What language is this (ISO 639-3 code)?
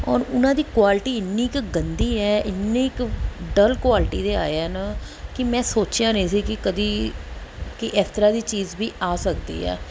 pan